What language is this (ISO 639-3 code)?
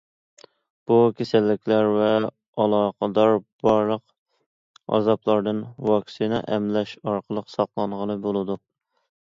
uig